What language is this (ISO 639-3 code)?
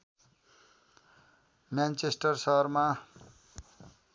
nep